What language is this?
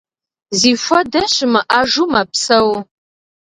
Kabardian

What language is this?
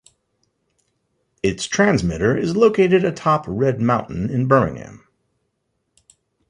English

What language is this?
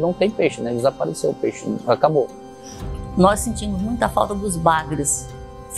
Portuguese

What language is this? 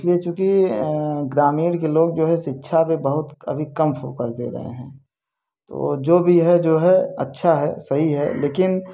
Hindi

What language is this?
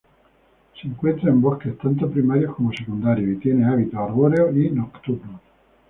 Spanish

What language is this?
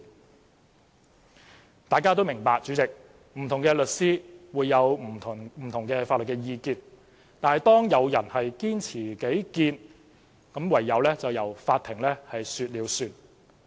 Cantonese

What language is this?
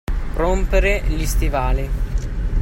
Italian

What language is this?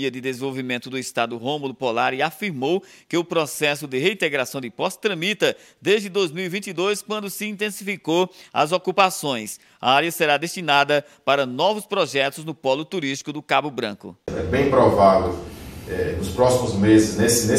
Portuguese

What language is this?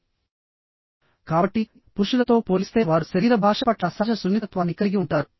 Telugu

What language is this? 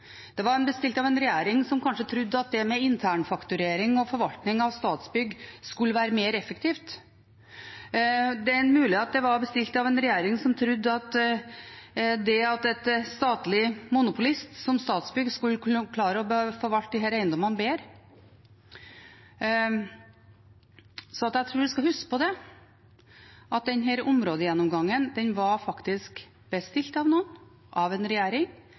Norwegian Bokmål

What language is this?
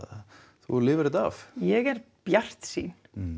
Icelandic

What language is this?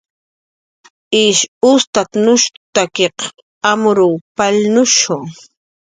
Jaqaru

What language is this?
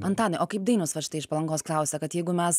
Lithuanian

